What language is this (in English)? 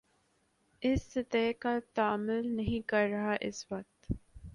Urdu